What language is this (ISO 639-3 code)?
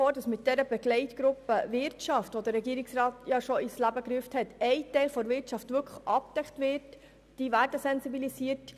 gsw